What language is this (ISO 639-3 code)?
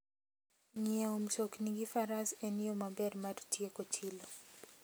luo